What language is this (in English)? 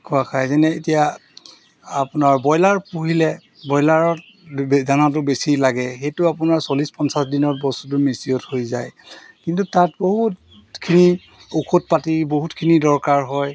Assamese